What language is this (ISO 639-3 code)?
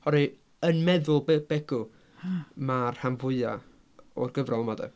cym